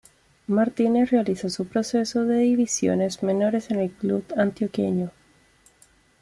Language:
Spanish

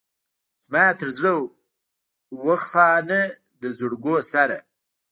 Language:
Pashto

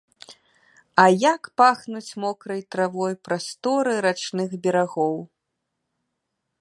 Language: Belarusian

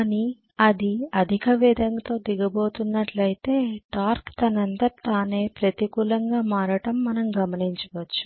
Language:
Telugu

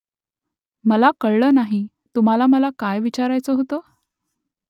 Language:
Marathi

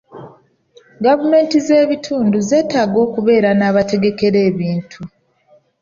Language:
Ganda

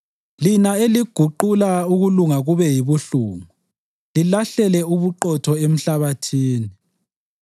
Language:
North Ndebele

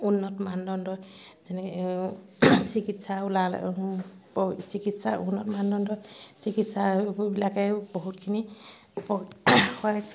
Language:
Assamese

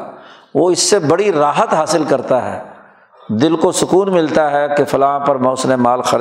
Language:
Urdu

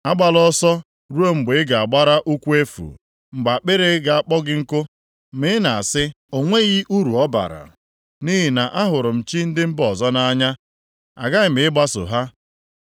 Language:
Igbo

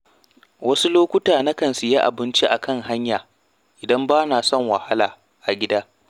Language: Hausa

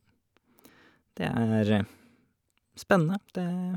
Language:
Norwegian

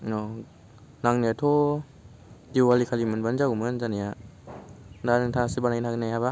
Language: Bodo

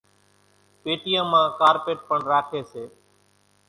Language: Kachi Koli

